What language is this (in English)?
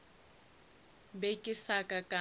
Northern Sotho